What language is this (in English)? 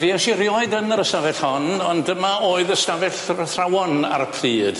Welsh